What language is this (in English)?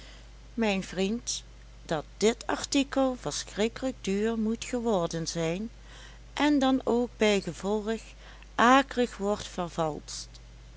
Dutch